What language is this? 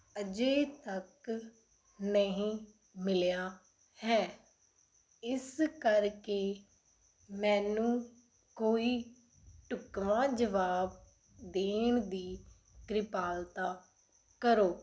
Punjabi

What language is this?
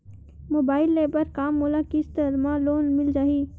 Chhattisgarhi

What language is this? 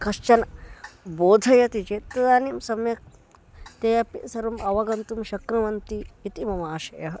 Sanskrit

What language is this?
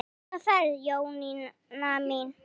Icelandic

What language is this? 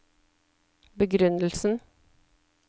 Norwegian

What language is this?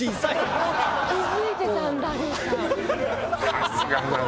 Japanese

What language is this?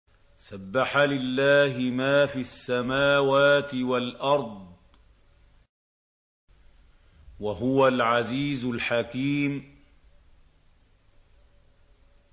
Arabic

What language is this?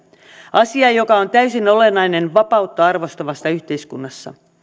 Finnish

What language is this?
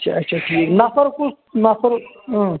Kashmiri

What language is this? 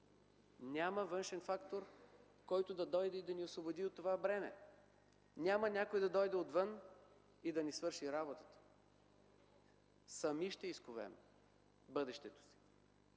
Bulgarian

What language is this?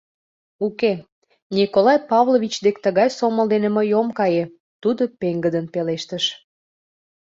Mari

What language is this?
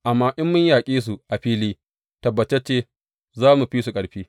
Hausa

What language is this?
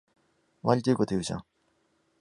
Japanese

